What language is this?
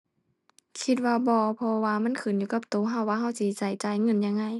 Thai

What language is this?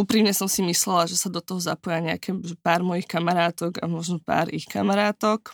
Slovak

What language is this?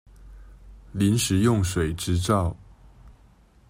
Chinese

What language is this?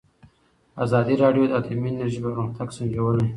Pashto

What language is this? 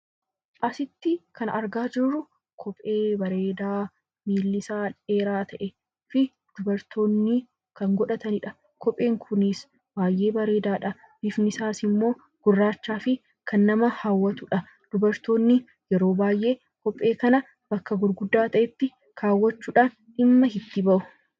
Oromo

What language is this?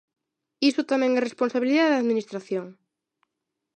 Galician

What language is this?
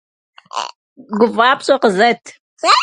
Kabardian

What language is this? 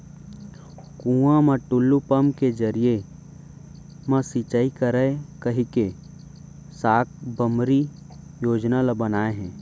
Chhattisgarhi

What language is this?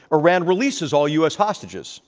English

